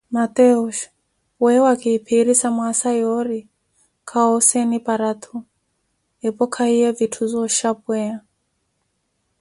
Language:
Koti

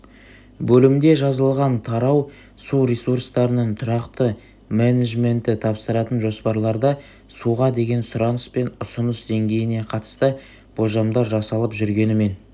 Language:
Kazakh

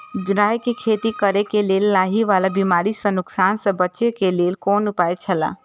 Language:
Maithili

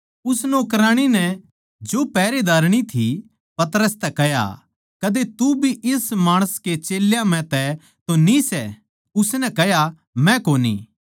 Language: Haryanvi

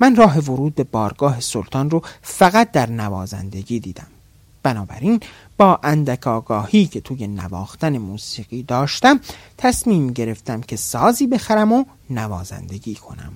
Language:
Persian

